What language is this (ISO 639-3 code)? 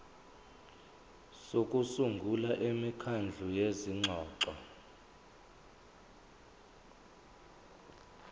zul